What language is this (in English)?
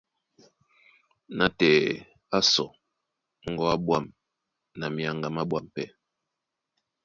Duala